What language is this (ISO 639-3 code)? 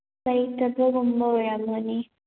mni